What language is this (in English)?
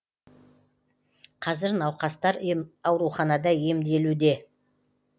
Kazakh